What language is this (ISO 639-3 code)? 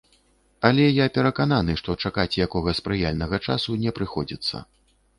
bel